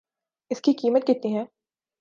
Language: Urdu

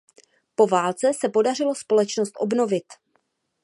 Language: Czech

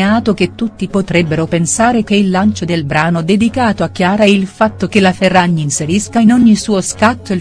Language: Italian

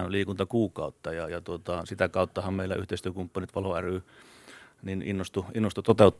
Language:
Finnish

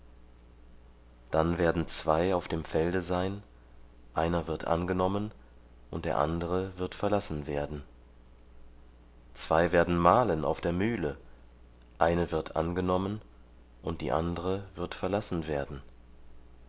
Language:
German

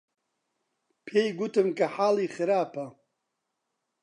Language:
Central Kurdish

